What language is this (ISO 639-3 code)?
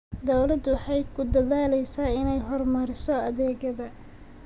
som